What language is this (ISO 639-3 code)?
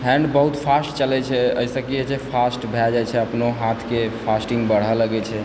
mai